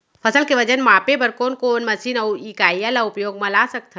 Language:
Chhattisgarhi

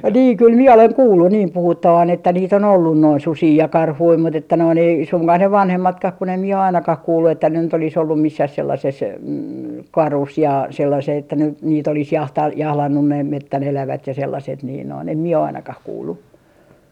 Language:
Finnish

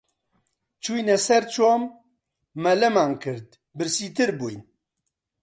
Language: Central Kurdish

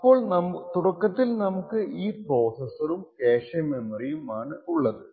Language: Malayalam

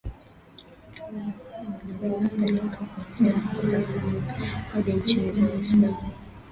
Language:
Swahili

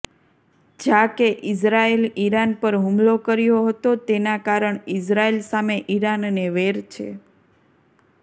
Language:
Gujarati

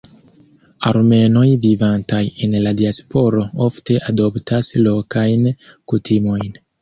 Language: Esperanto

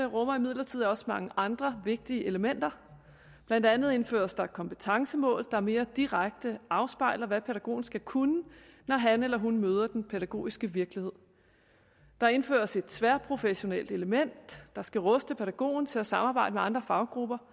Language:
Danish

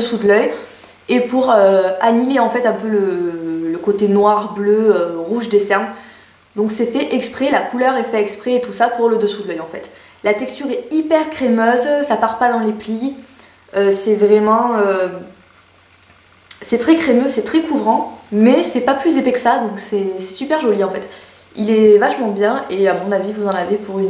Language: French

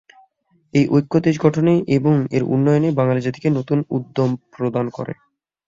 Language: Bangla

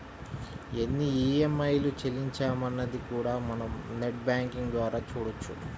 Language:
Telugu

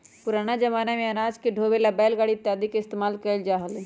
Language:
Magahi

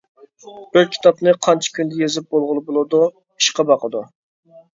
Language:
Uyghur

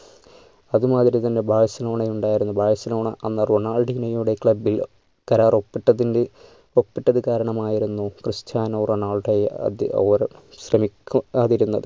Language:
Malayalam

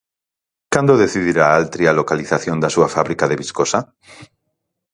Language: Galician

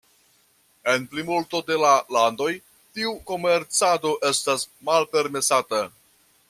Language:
Esperanto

